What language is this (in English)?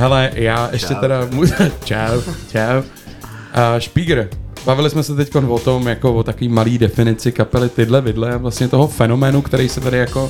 Czech